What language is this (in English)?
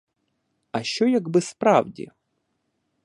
Ukrainian